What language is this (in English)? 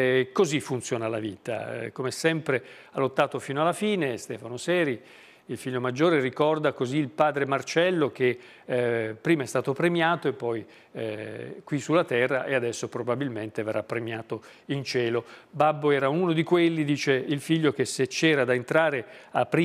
Italian